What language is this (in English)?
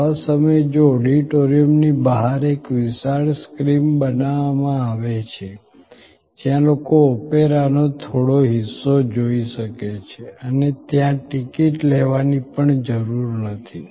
Gujarati